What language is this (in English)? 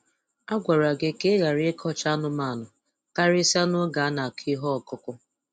Igbo